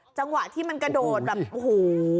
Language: Thai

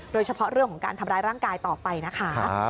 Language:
Thai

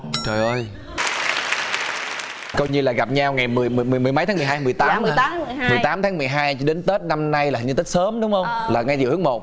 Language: Vietnamese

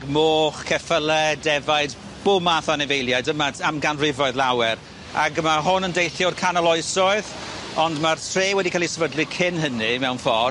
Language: Welsh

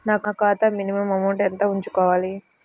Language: Telugu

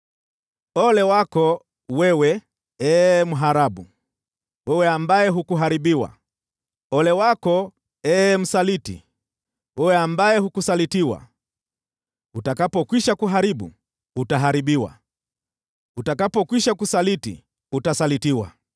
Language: Swahili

